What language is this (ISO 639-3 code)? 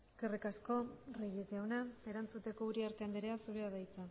eus